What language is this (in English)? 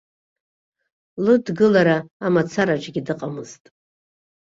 Abkhazian